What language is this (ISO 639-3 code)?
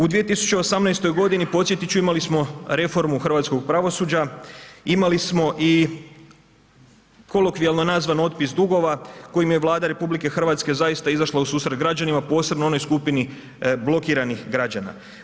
hrv